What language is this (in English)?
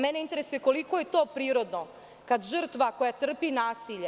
Serbian